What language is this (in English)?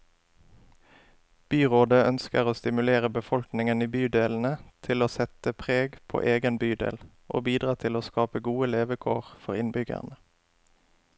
Norwegian